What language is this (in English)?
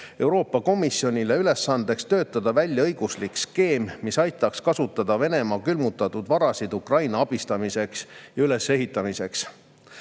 Estonian